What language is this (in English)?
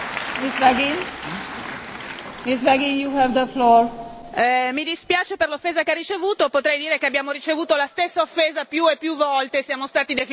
Italian